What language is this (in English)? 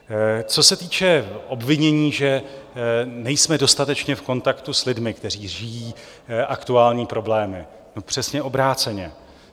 Czech